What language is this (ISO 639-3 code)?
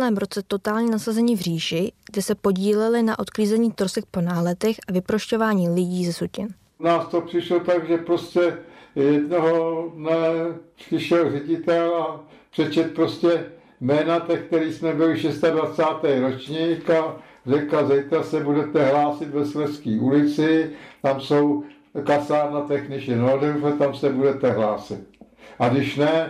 ces